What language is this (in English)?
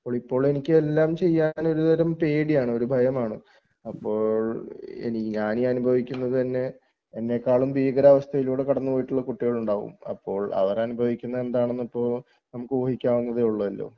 Malayalam